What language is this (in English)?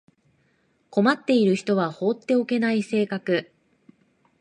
Japanese